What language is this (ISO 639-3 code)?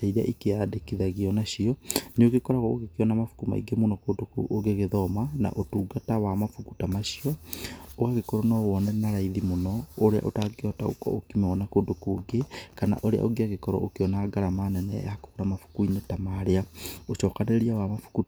kik